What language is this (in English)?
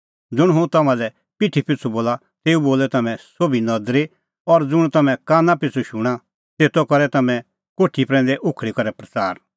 Kullu Pahari